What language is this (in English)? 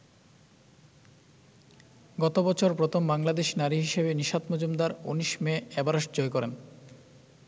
Bangla